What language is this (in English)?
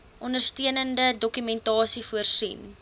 Afrikaans